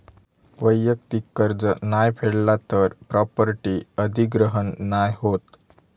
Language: Marathi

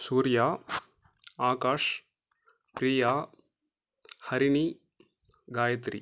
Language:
Tamil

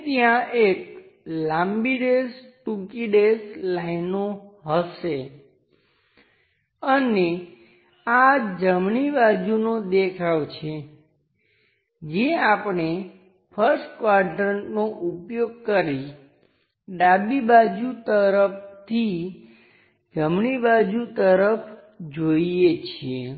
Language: Gujarati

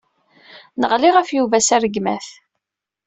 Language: Kabyle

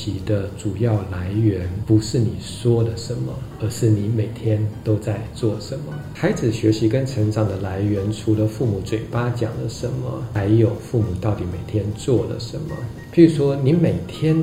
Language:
Chinese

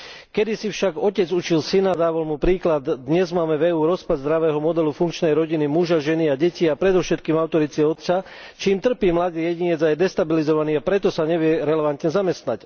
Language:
Slovak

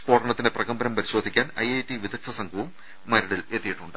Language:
Malayalam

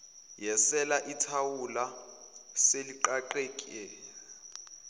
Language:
Zulu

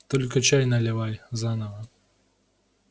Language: Russian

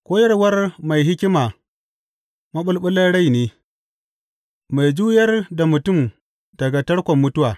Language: Hausa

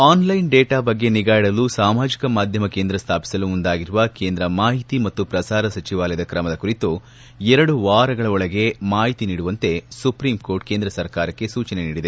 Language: Kannada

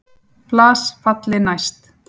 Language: Icelandic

